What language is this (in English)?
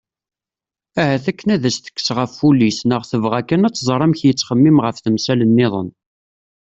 Kabyle